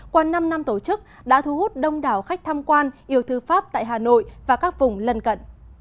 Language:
Vietnamese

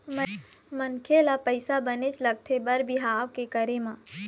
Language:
Chhattisgarhi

